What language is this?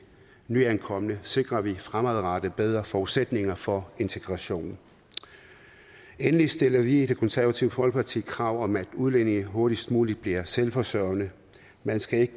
Danish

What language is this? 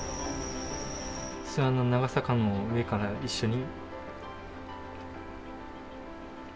Japanese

